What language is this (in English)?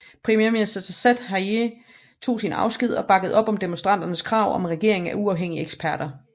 Danish